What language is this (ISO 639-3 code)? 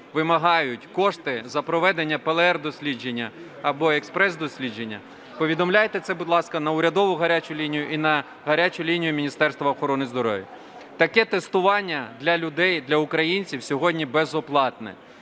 ukr